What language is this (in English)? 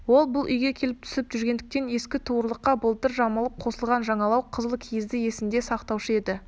Kazakh